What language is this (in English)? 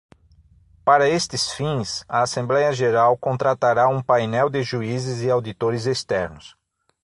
Portuguese